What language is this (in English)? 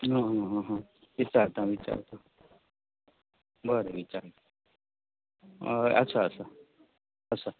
Konkani